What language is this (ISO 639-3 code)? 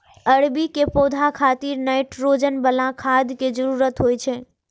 mai